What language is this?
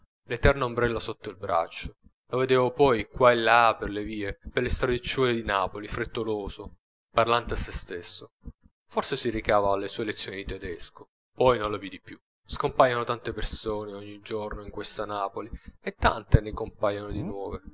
Italian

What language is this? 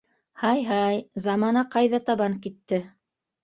Bashkir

